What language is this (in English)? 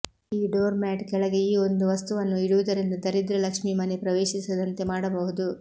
Kannada